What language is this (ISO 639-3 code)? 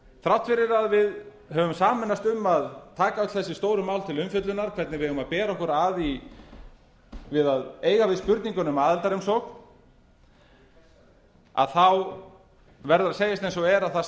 isl